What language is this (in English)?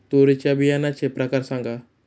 Marathi